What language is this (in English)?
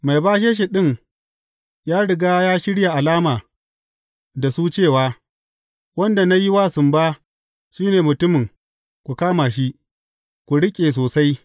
Hausa